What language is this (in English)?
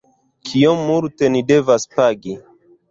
Esperanto